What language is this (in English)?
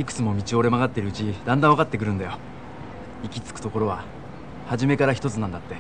Japanese